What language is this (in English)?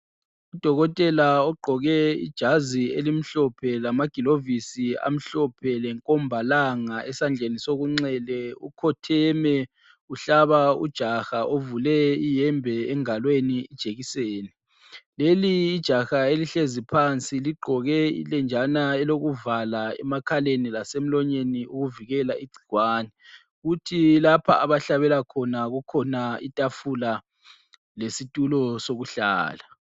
North Ndebele